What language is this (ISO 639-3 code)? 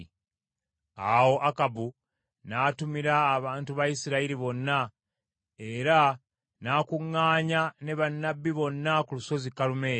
lug